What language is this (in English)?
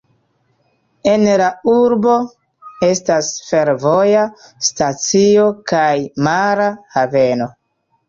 Esperanto